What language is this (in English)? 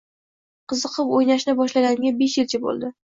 Uzbek